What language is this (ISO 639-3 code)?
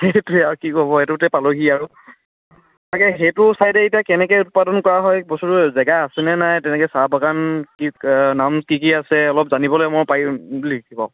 asm